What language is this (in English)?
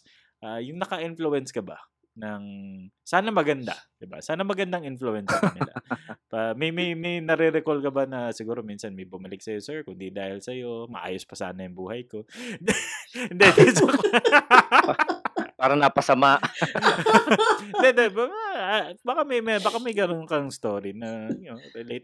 Filipino